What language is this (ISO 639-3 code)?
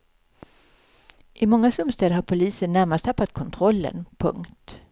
swe